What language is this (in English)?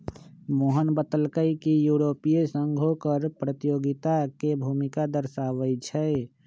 Magahi